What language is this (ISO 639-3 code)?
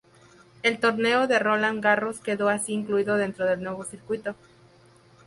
spa